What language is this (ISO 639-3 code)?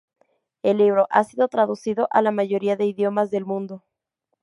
spa